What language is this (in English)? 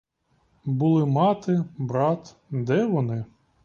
Ukrainian